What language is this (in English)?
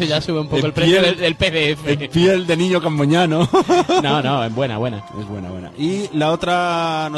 Spanish